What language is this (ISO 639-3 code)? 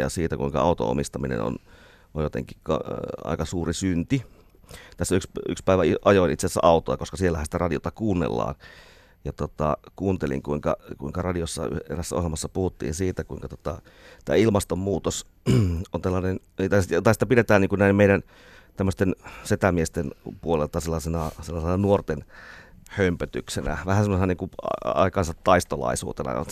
fin